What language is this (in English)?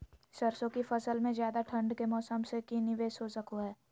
Magahi